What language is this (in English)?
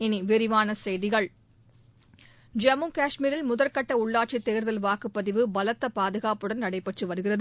Tamil